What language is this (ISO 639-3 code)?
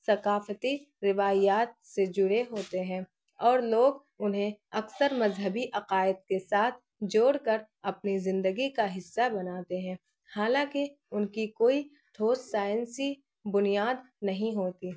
urd